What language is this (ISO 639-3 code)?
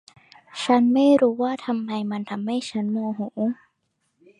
tha